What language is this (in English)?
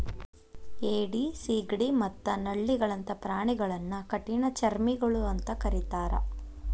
Kannada